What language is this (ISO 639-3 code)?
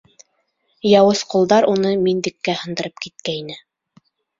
bak